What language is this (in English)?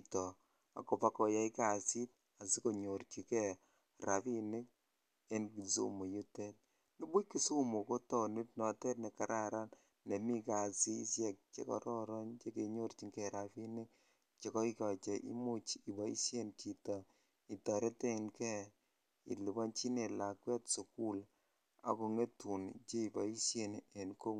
Kalenjin